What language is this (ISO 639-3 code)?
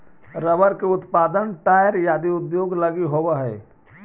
mag